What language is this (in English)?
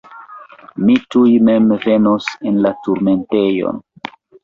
Esperanto